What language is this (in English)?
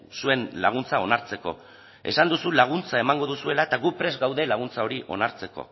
Basque